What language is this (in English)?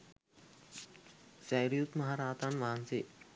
Sinhala